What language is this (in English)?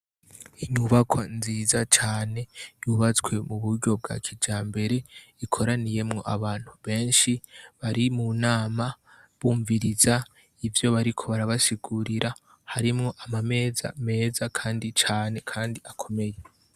Rundi